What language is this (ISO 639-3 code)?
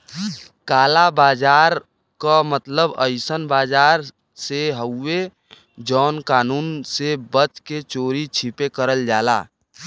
bho